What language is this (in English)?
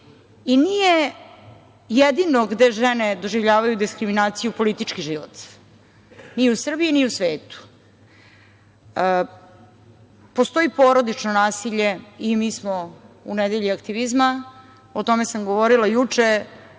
Serbian